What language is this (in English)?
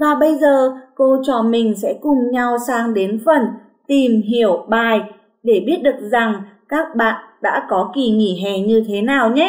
Vietnamese